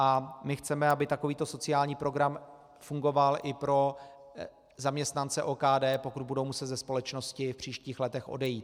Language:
Czech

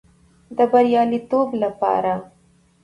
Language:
Pashto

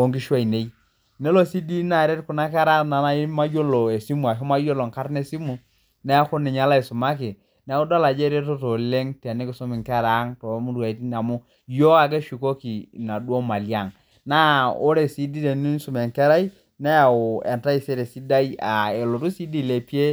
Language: Masai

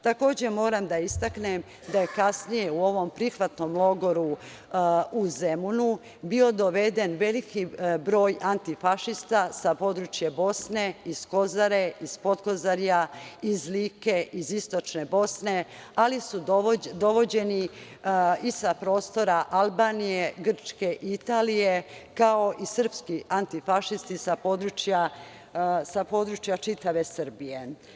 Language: Serbian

